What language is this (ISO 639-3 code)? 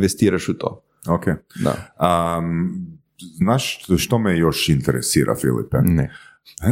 hrv